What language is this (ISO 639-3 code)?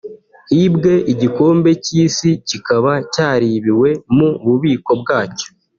kin